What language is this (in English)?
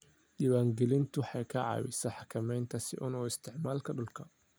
Somali